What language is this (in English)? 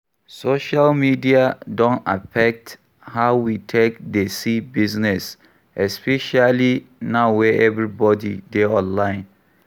Nigerian Pidgin